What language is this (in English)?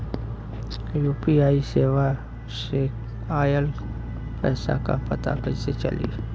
Bhojpuri